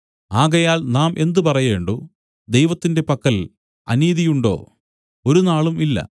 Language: Malayalam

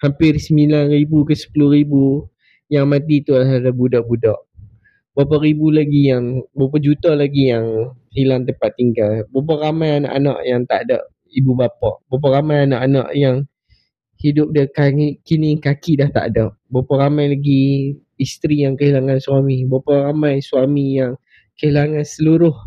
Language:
Malay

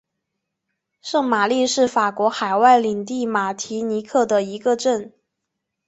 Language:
Chinese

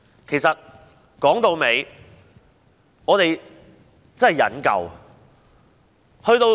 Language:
Cantonese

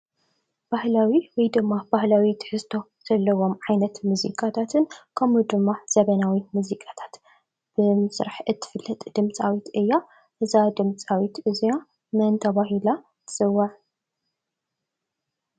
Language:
Tigrinya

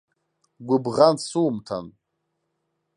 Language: Abkhazian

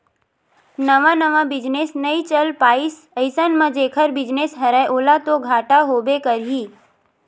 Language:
Chhattisgarhi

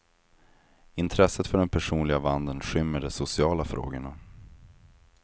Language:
Swedish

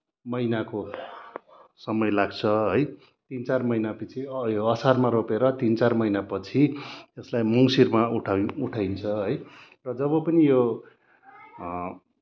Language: Nepali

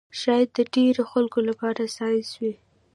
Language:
Pashto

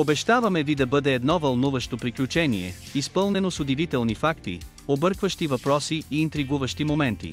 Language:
Bulgarian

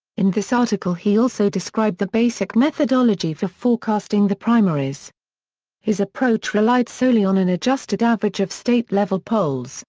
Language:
English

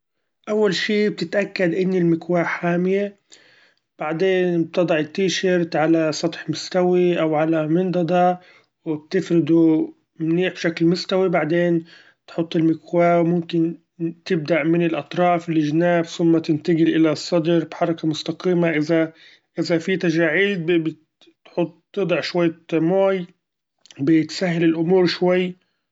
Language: Gulf Arabic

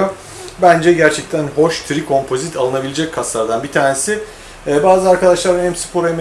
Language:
Turkish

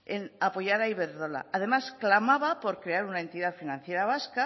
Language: Spanish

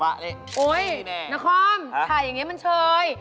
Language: Thai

